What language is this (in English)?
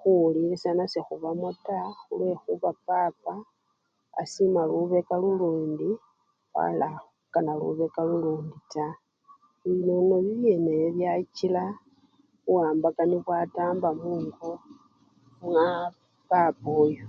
Luyia